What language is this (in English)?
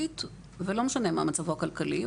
Hebrew